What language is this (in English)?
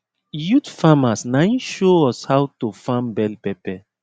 Nigerian Pidgin